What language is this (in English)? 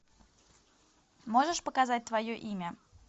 Russian